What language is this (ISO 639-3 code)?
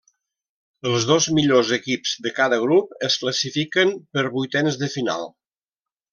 cat